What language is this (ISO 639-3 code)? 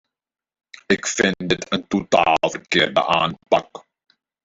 nld